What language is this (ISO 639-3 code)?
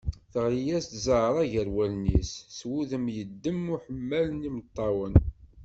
kab